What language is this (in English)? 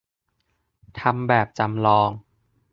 Thai